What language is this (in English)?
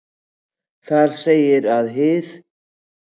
Icelandic